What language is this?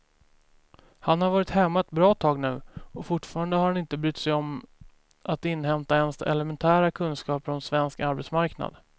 Swedish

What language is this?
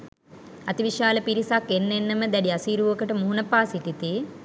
Sinhala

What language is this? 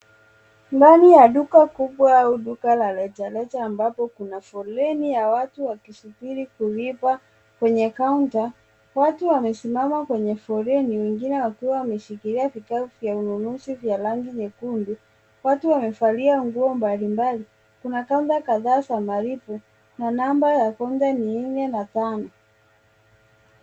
Swahili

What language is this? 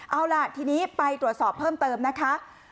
Thai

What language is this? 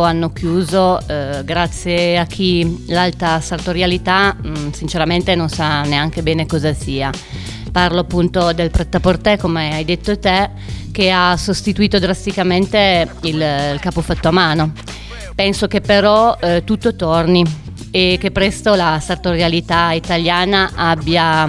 Italian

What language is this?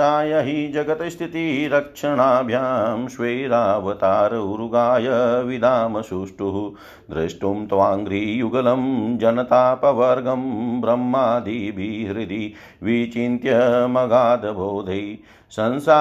Hindi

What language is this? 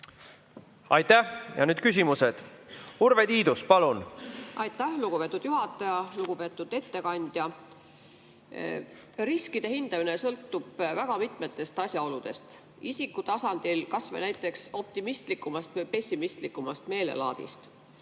Estonian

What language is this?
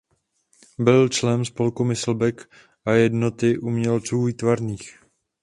Czech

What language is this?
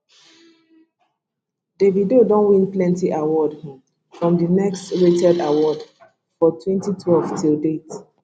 Nigerian Pidgin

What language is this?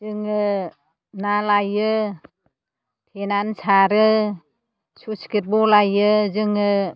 Bodo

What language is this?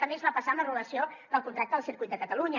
Catalan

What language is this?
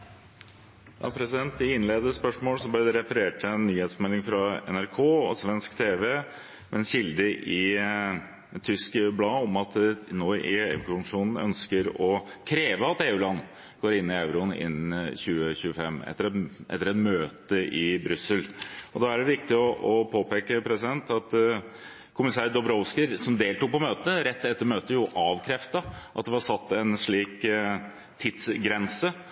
Norwegian Bokmål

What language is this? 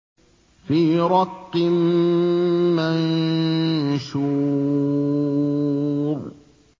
Arabic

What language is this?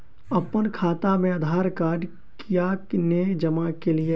Maithili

